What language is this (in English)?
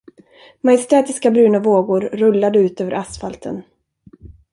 Swedish